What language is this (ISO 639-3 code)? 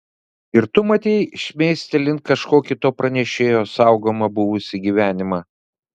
lit